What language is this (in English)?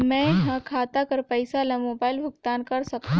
Chhattisgarhi